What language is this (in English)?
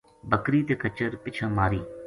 Gujari